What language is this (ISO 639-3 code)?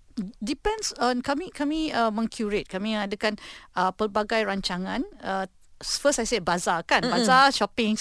msa